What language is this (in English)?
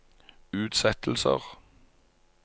Norwegian